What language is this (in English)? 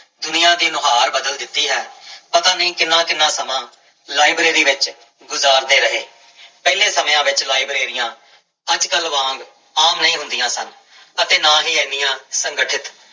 Punjabi